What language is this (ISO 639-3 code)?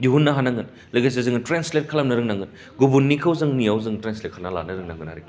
brx